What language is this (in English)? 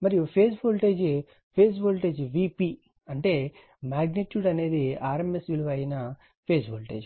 Telugu